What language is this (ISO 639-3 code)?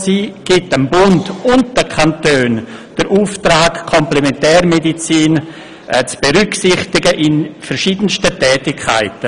gsw